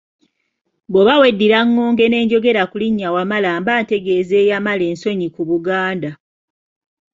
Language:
Ganda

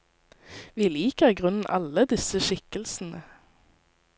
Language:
Norwegian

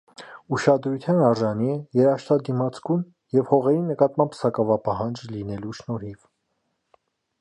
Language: Armenian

